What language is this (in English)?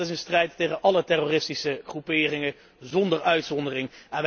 Dutch